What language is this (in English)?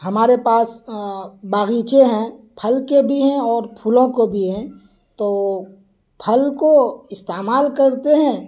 Urdu